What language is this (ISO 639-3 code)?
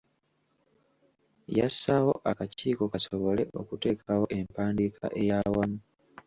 lug